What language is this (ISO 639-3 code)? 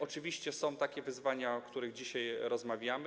pol